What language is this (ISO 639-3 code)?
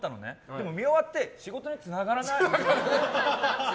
jpn